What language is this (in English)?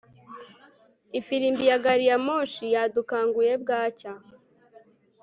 Kinyarwanda